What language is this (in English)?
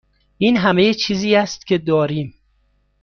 Persian